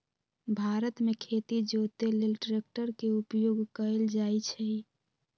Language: Magahi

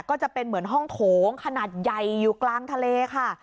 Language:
Thai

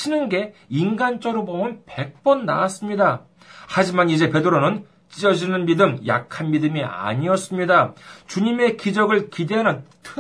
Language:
Korean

